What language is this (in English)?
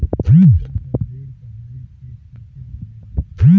Bhojpuri